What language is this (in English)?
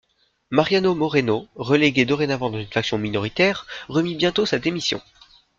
French